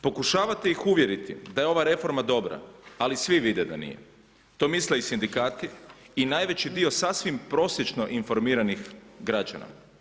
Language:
Croatian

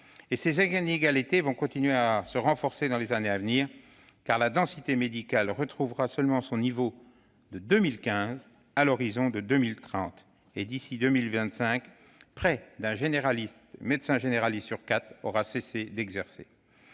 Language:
French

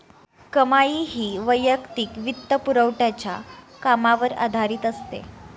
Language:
Marathi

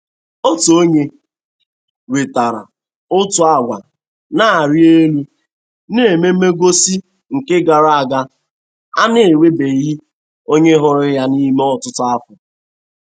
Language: Igbo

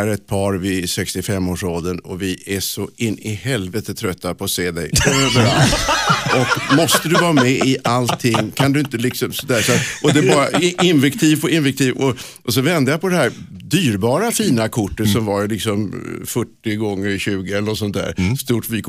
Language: Swedish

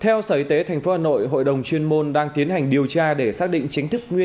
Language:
Vietnamese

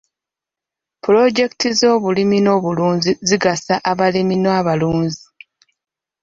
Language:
Ganda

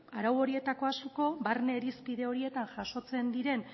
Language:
Basque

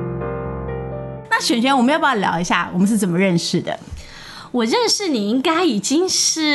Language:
Chinese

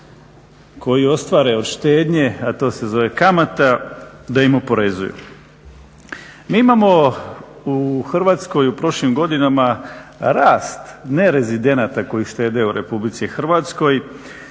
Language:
Croatian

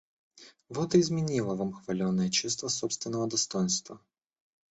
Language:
Russian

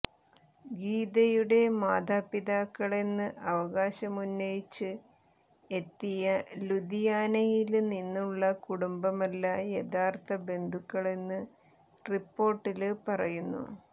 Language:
Malayalam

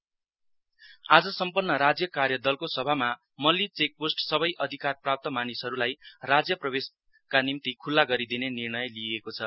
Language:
Nepali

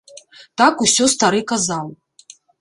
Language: Belarusian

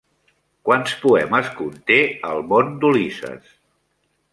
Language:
Catalan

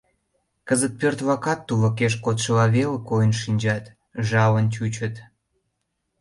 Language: Mari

